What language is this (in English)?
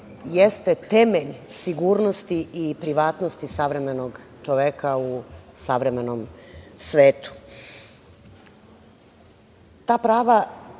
Serbian